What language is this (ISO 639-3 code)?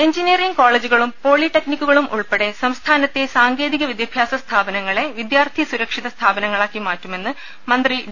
mal